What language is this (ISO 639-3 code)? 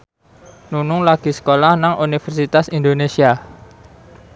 jav